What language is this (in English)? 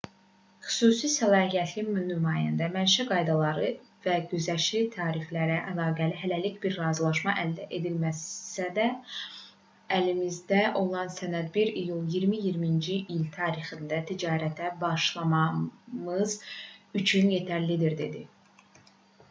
Azerbaijani